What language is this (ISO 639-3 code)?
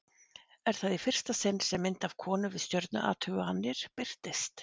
isl